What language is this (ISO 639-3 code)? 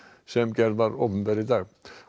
isl